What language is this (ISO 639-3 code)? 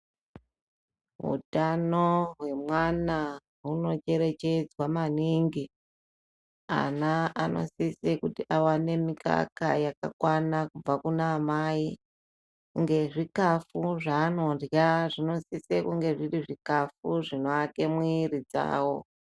ndc